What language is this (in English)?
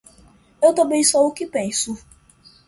Portuguese